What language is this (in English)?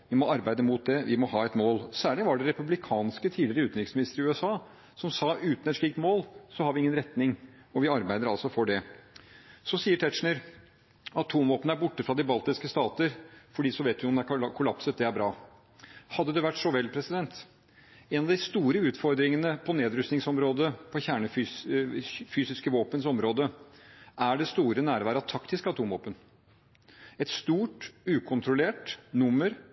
Norwegian Bokmål